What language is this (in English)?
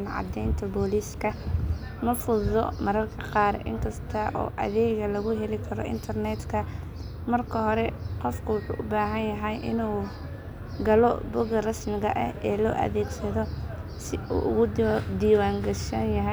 Somali